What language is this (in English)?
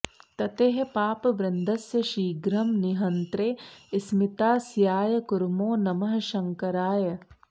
Sanskrit